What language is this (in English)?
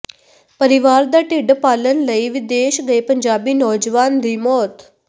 Punjabi